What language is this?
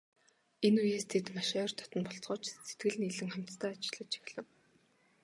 Mongolian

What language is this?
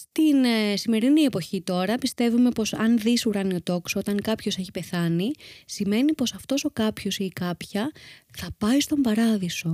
Greek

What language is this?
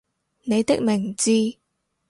Cantonese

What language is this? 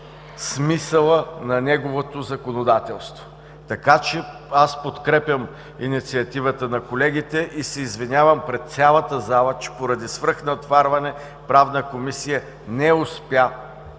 Bulgarian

